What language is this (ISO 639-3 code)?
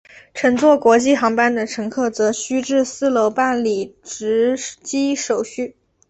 zho